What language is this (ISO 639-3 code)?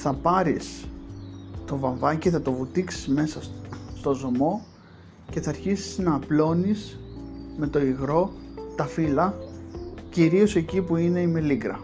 ell